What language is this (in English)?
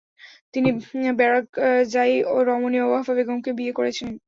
Bangla